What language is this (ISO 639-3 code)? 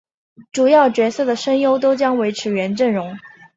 zho